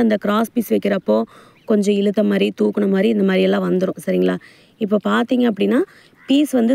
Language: Arabic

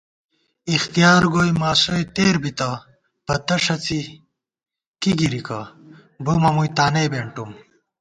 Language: Gawar-Bati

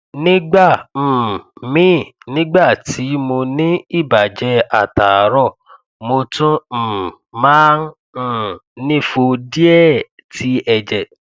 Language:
Yoruba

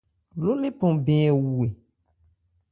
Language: Ebrié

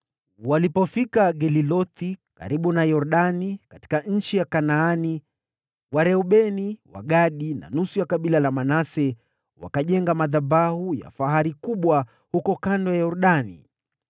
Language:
Swahili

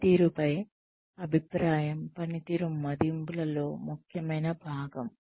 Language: Telugu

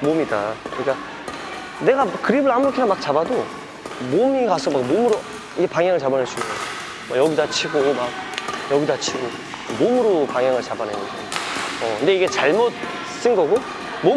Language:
Korean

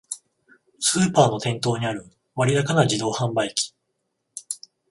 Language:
Japanese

